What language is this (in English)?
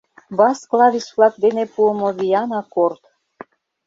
Mari